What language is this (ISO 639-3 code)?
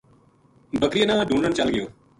gju